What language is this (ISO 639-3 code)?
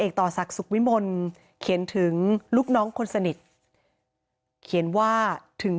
tha